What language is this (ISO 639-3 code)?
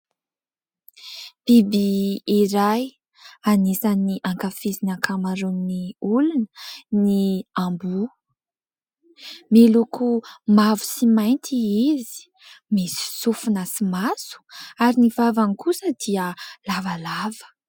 mlg